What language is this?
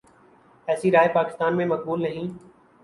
Urdu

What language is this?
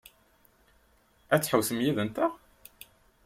Kabyle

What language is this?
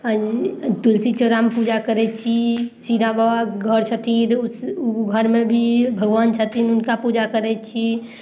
Maithili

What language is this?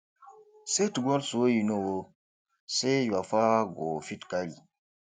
Nigerian Pidgin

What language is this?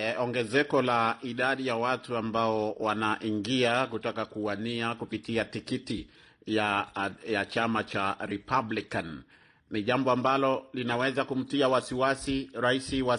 Swahili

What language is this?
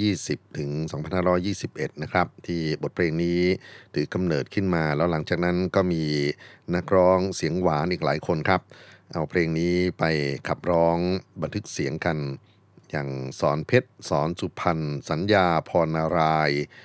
Thai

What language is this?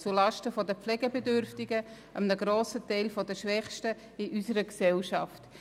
Swiss German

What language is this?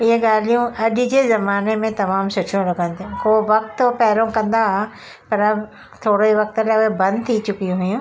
Sindhi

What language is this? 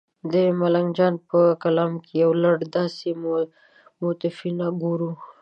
Pashto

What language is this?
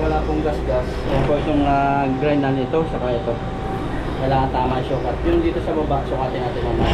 Filipino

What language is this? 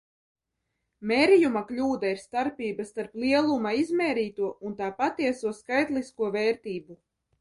Latvian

